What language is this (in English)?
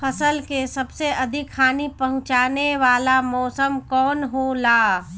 Bhojpuri